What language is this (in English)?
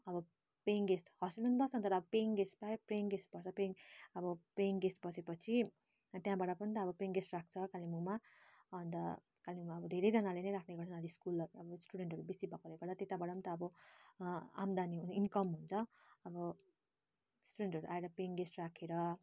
Nepali